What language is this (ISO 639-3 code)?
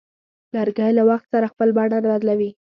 pus